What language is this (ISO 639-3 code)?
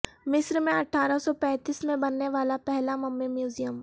urd